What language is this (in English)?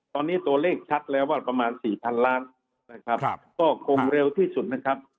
Thai